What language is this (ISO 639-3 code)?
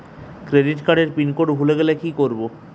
ben